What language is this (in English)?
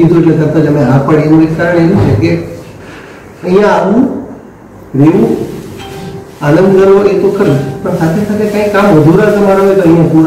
Gujarati